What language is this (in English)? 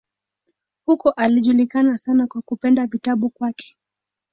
Swahili